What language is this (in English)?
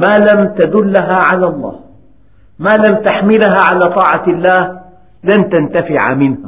Arabic